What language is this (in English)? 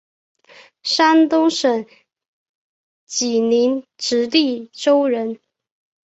Chinese